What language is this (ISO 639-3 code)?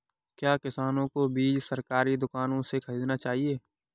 hin